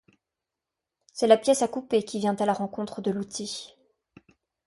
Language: French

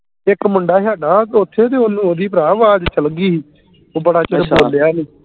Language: Punjabi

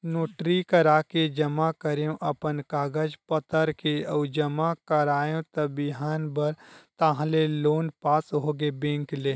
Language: Chhattisgarhi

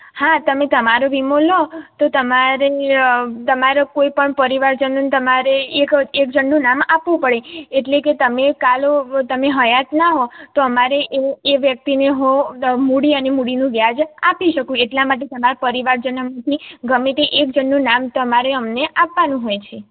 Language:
Gujarati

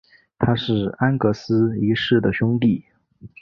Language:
Chinese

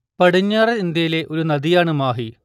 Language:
Malayalam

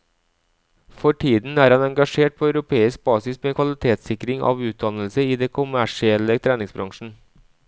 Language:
Norwegian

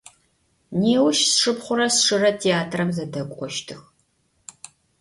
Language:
Adyghe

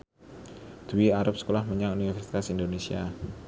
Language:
Javanese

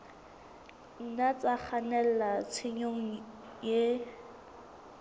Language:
Southern Sotho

